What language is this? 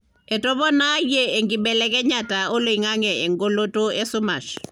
Masai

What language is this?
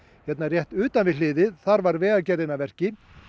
Icelandic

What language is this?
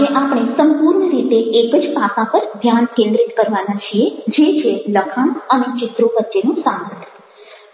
Gujarati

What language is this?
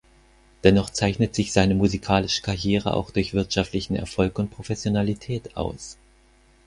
German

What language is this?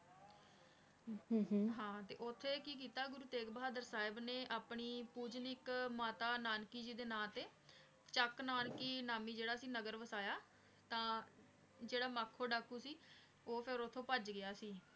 Punjabi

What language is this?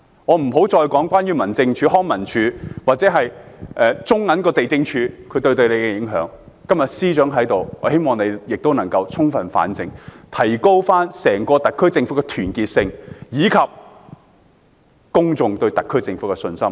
Cantonese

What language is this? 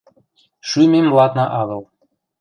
Western Mari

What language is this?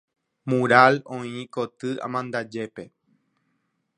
Guarani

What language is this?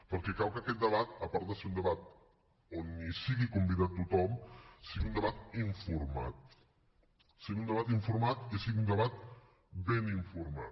Catalan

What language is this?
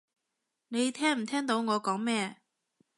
Cantonese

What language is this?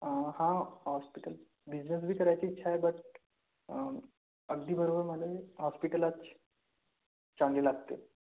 Marathi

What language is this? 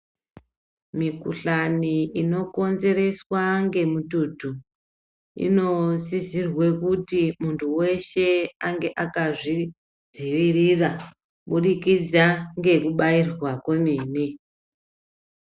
Ndau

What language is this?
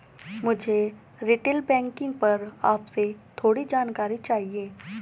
Hindi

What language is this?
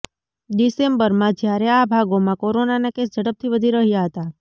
Gujarati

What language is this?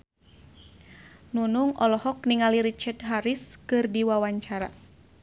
Sundanese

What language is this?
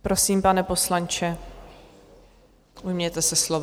Czech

